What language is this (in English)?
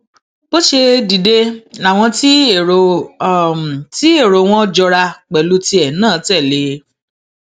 Yoruba